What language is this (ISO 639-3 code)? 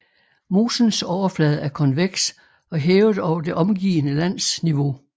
dan